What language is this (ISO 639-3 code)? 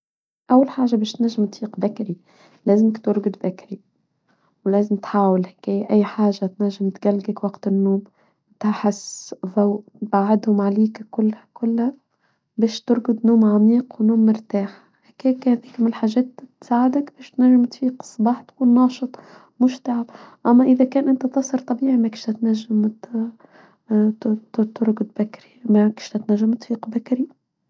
aeb